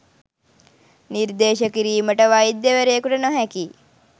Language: Sinhala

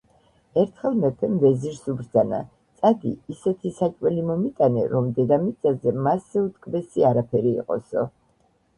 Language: Georgian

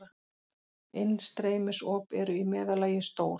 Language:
Icelandic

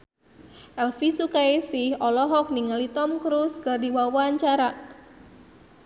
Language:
Sundanese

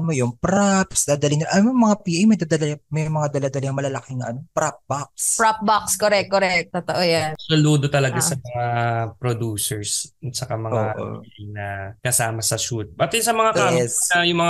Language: Filipino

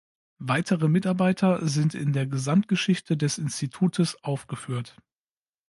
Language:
German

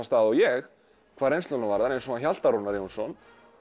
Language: Icelandic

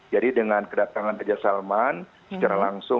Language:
Indonesian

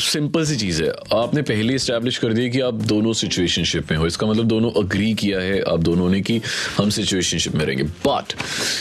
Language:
Hindi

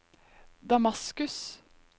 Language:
Norwegian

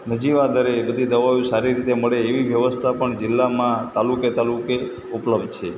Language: Gujarati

